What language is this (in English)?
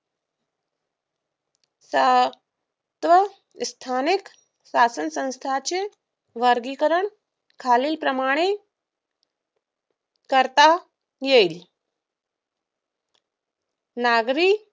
Marathi